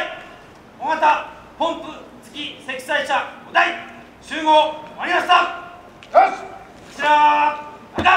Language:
Japanese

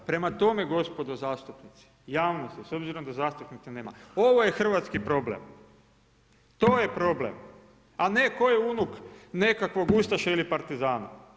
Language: Croatian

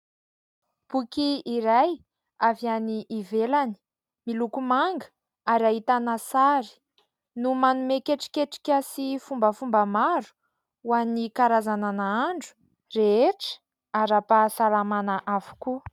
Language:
Malagasy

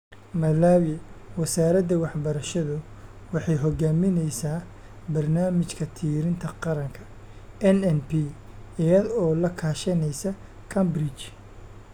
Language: Somali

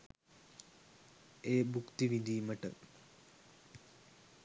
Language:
Sinhala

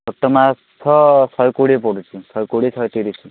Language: Odia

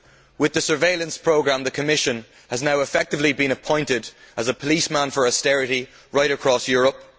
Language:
English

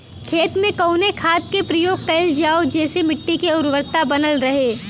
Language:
Bhojpuri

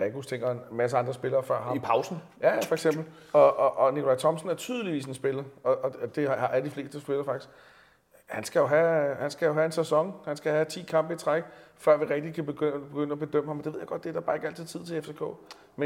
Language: Danish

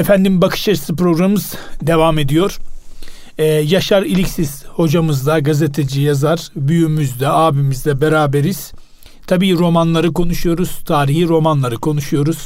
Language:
Turkish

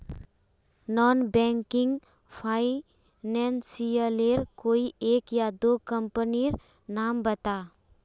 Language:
Magahi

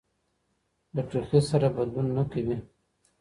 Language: Pashto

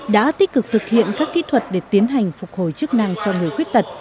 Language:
Vietnamese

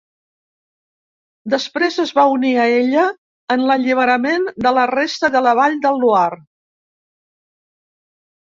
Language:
Catalan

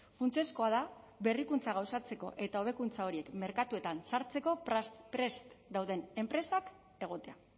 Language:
Basque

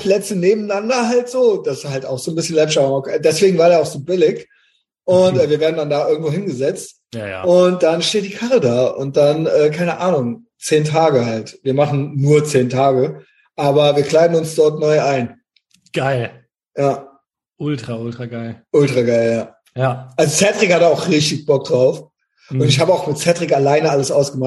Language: German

